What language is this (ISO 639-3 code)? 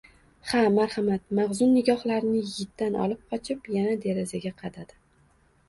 uzb